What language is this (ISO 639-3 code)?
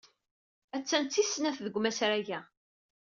kab